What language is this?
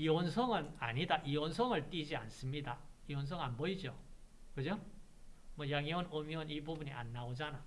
Korean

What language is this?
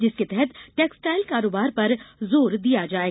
Hindi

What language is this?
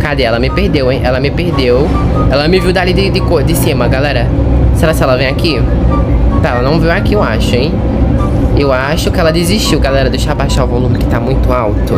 Portuguese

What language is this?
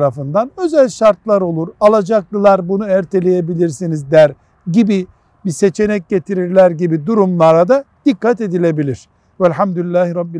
Turkish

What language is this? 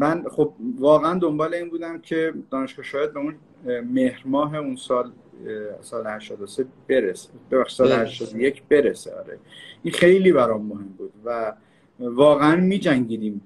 Persian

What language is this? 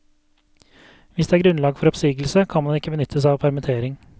Norwegian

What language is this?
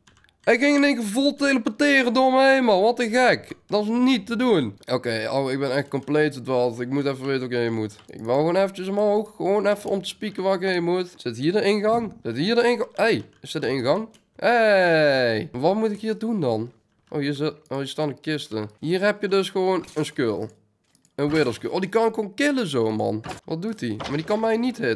Dutch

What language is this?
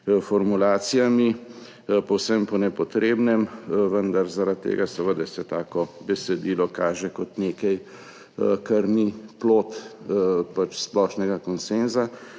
Slovenian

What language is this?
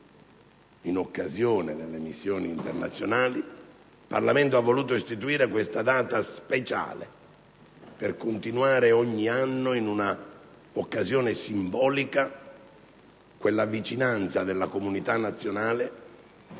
Italian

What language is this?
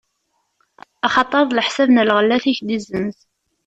Kabyle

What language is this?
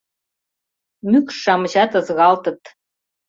Mari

